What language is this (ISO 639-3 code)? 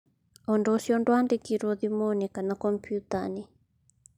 kik